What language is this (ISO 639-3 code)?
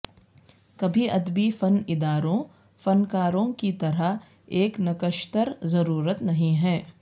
urd